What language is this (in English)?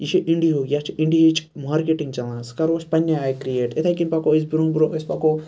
Kashmiri